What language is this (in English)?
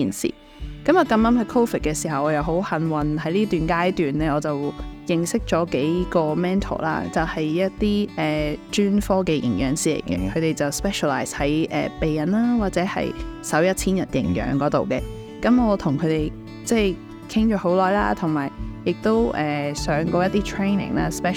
Chinese